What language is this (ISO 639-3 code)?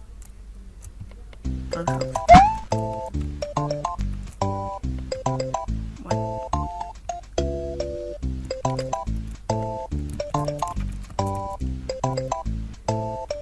eng